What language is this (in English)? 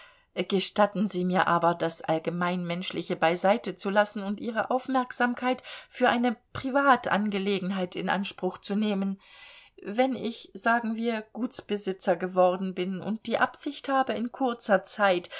German